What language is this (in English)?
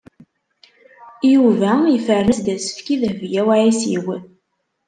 Kabyle